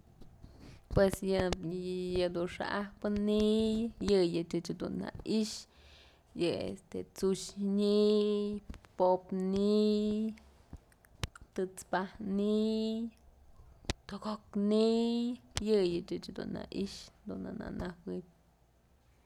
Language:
Mazatlán Mixe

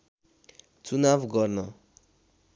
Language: Nepali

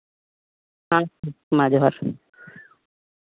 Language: Santali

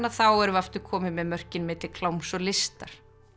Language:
Icelandic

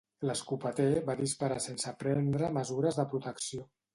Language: Catalan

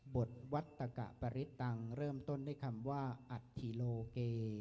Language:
Thai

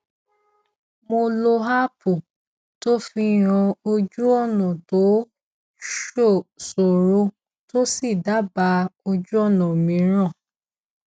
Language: Yoruba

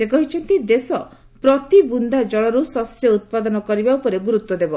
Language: Odia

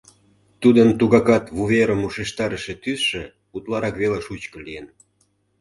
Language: Mari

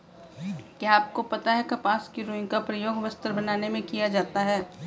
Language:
Hindi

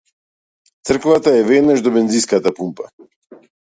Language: Macedonian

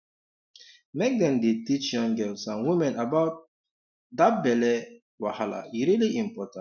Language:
Nigerian Pidgin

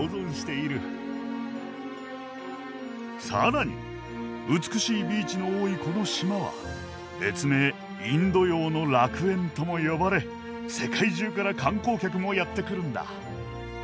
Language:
Japanese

